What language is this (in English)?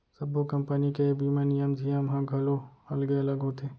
Chhattisgarhi